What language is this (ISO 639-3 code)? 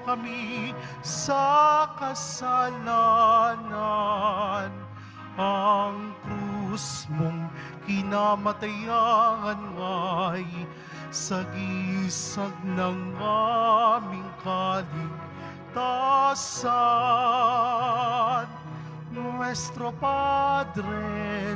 fil